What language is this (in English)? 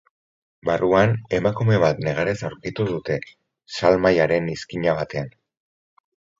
Basque